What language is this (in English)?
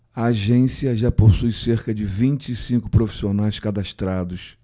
Portuguese